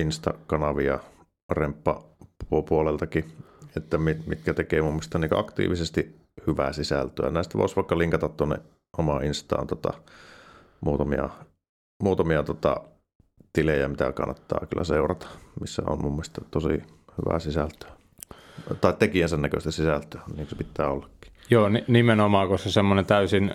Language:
Finnish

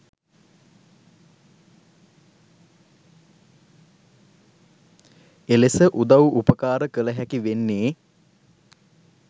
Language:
Sinhala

